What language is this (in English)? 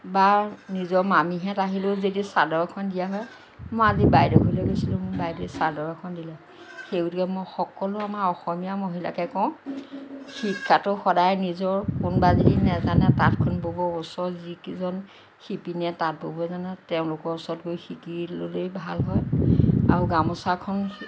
Assamese